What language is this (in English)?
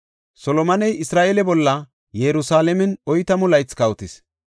Gofa